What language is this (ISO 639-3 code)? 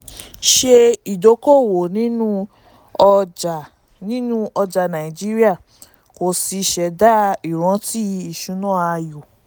yor